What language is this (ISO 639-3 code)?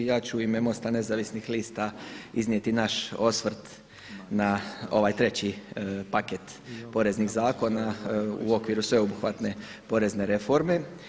hrv